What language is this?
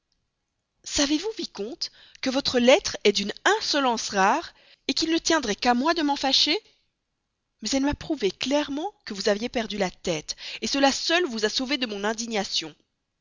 French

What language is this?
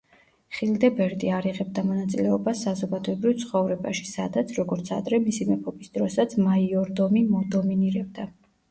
Georgian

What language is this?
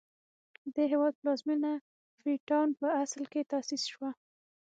Pashto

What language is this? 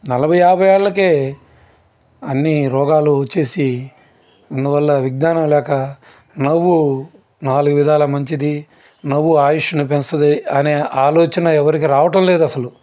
Telugu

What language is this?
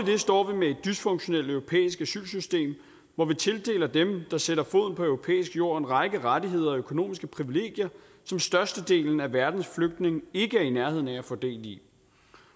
Danish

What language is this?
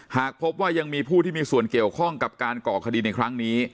Thai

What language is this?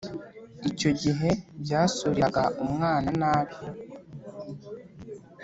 Kinyarwanda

